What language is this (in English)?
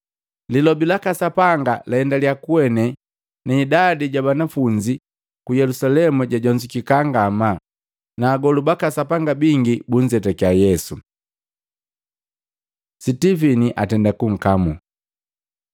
Matengo